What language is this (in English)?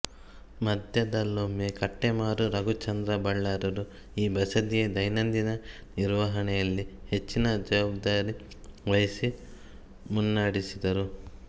Kannada